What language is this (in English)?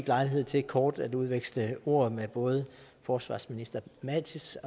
Danish